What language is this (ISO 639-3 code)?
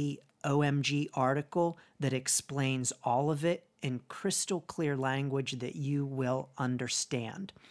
eng